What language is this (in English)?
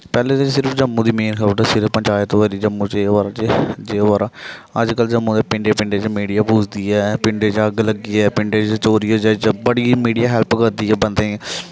Dogri